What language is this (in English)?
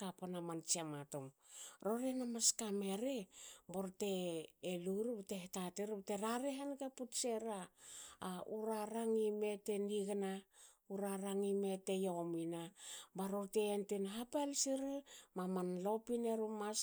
Hakö